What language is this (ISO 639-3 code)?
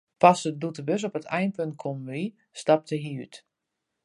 fry